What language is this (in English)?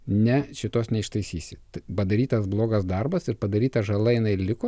Lithuanian